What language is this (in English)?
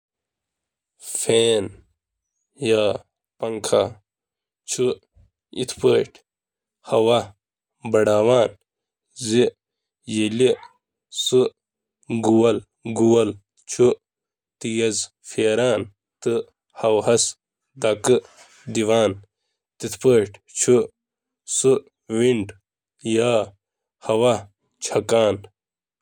Kashmiri